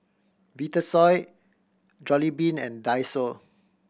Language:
English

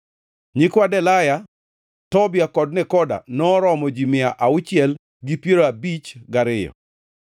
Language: Luo (Kenya and Tanzania)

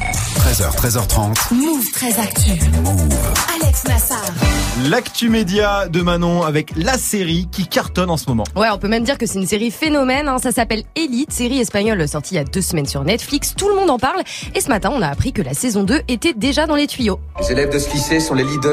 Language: French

